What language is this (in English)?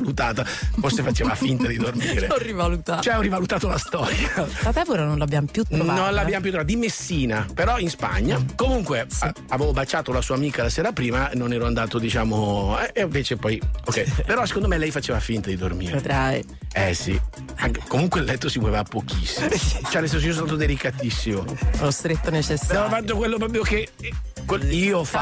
Italian